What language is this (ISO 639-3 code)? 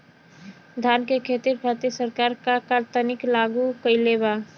bho